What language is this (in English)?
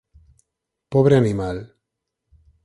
Galician